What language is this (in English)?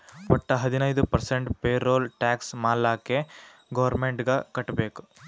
Kannada